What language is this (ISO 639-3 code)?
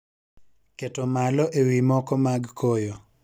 luo